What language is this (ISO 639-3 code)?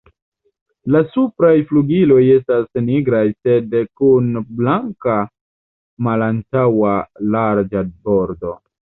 epo